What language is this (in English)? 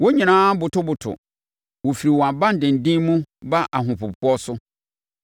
Akan